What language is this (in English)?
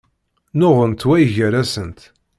Kabyle